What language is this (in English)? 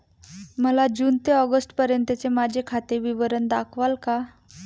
Marathi